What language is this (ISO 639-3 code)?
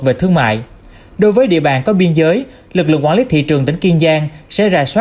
vie